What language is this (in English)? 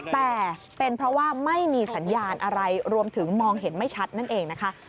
Thai